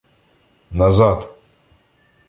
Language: Ukrainian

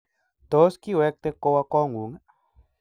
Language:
Kalenjin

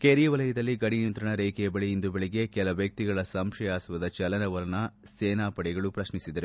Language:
Kannada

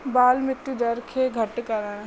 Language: Sindhi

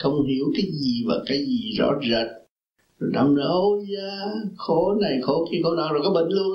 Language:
Vietnamese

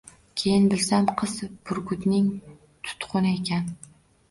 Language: Uzbek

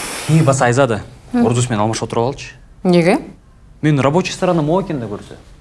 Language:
Russian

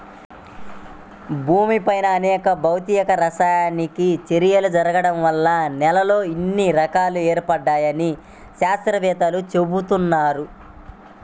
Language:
Telugu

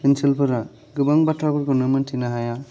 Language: Bodo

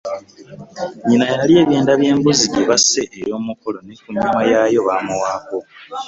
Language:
Ganda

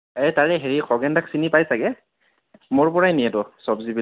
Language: Assamese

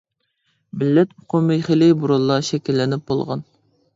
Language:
Uyghur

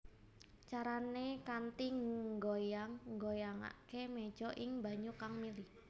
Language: Javanese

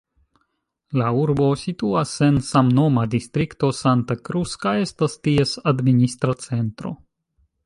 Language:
Esperanto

